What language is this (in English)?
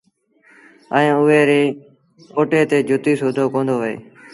Sindhi Bhil